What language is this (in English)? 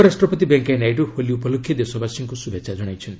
Odia